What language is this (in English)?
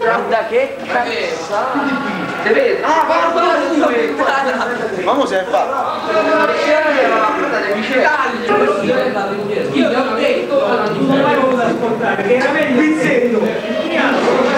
Italian